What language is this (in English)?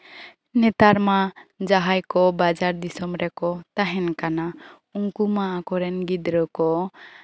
Santali